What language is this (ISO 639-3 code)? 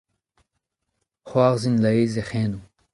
bre